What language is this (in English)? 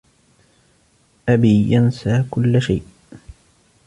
Arabic